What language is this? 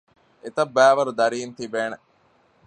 Divehi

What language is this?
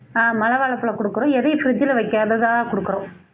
Tamil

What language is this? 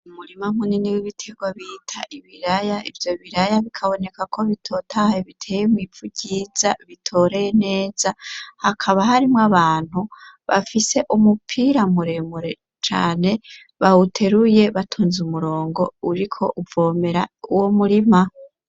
Rundi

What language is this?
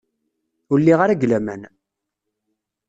Kabyle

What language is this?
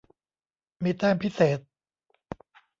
Thai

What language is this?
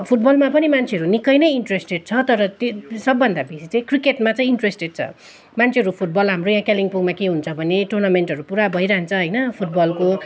Nepali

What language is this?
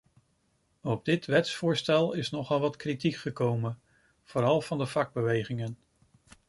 Dutch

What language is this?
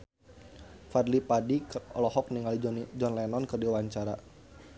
Sundanese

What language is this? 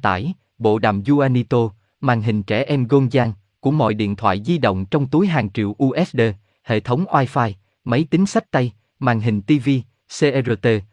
Vietnamese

